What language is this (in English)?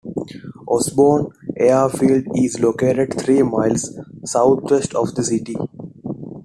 English